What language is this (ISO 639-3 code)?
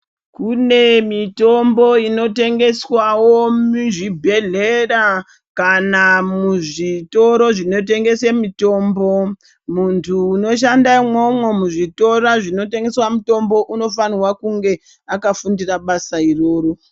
ndc